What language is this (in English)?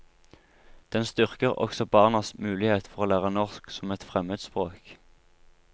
Norwegian